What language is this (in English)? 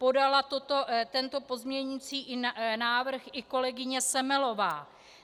Czech